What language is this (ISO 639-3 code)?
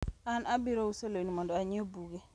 luo